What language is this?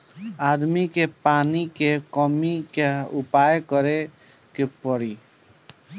Bhojpuri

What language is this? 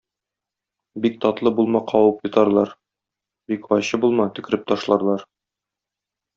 Tatar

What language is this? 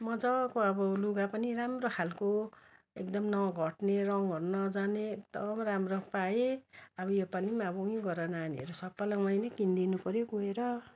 Nepali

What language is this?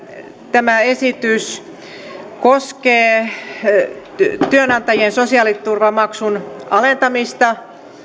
Finnish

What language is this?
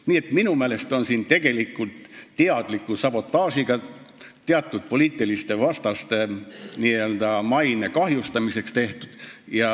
Estonian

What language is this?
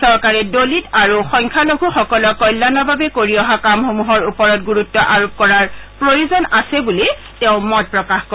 Assamese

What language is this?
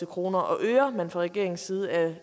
Danish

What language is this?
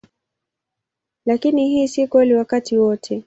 Swahili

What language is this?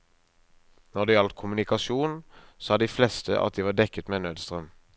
Norwegian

